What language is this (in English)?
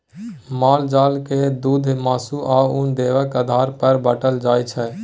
Maithili